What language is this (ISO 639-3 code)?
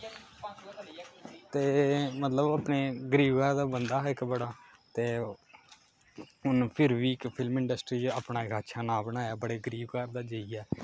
doi